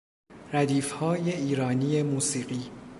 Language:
Persian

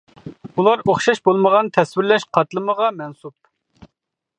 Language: Uyghur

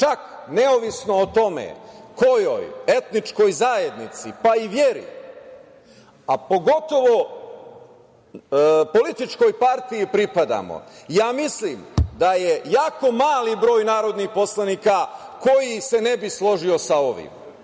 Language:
Serbian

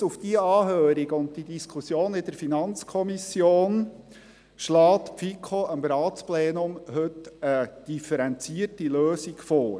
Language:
Swiss German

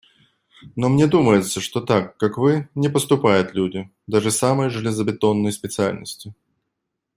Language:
Russian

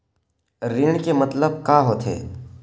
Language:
Chhattisgarhi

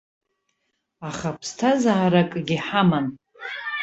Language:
Abkhazian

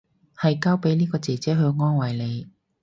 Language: Cantonese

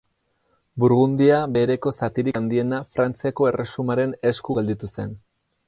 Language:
Basque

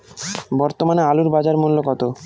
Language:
Bangla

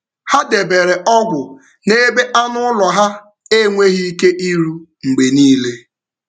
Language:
Igbo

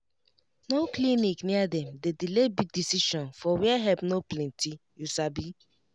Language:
Nigerian Pidgin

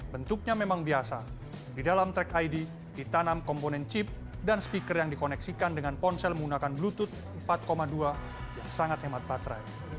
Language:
Indonesian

